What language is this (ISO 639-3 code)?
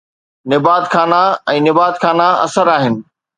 snd